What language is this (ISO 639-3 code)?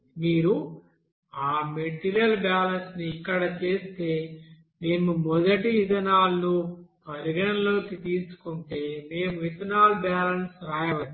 tel